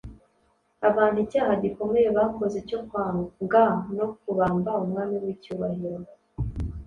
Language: Kinyarwanda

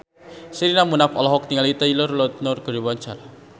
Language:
Sundanese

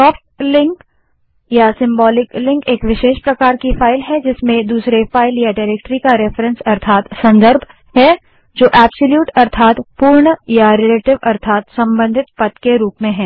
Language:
Hindi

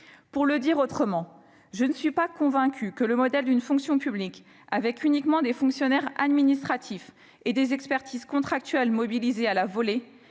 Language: French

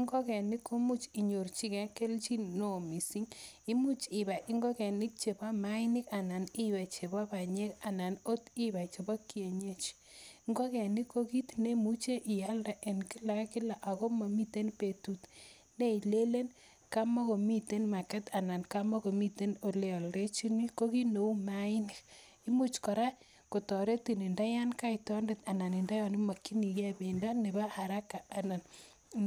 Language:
Kalenjin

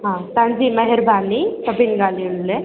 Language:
Sindhi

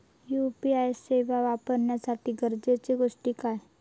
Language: Marathi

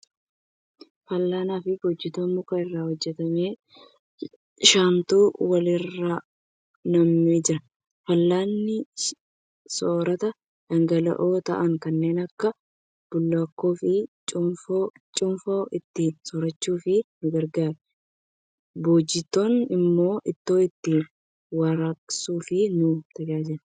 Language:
Oromo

